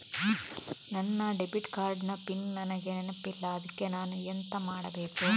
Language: Kannada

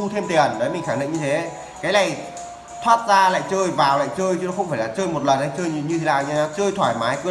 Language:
Vietnamese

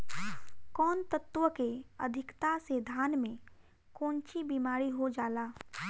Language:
Bhojpuri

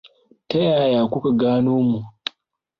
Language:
Hausa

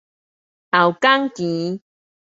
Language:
Min Nan Chinese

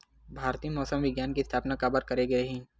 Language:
Chhattisgarhi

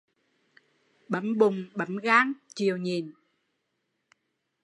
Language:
Vietnamese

